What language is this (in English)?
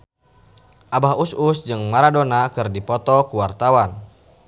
Sundanese